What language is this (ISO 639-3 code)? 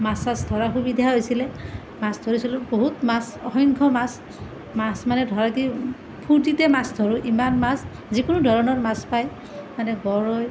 asm